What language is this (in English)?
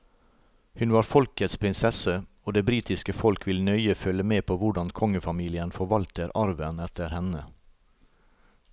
Norwegian